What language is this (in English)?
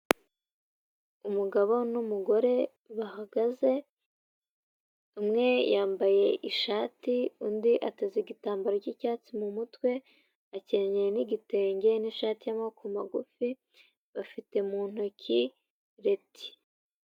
Kinyarwanda